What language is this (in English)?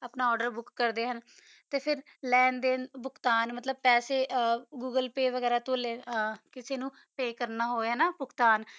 Punjabi